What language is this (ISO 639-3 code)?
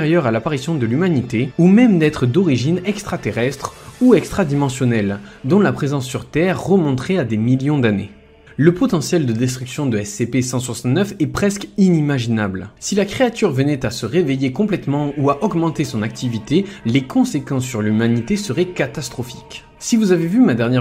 fra